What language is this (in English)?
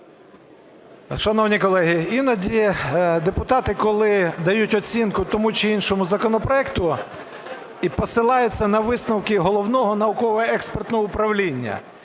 Ukrainian